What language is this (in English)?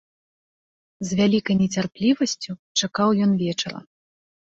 Belarusian